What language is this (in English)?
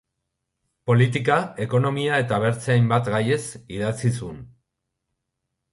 Basque